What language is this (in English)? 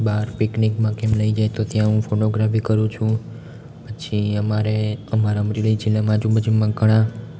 Gujarati